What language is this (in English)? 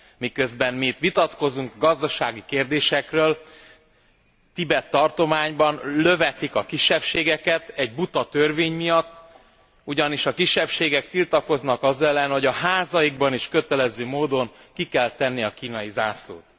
Hungarian